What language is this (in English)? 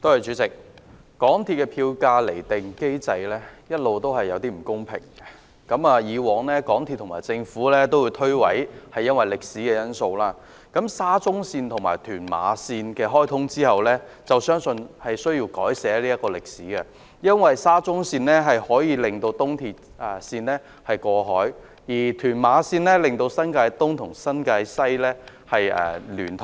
Cantonese